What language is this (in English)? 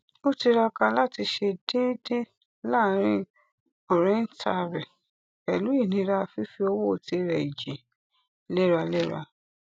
Yoruba